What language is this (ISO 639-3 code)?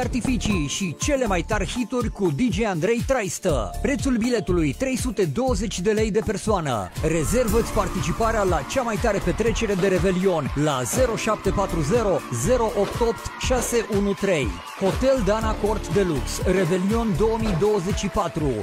ron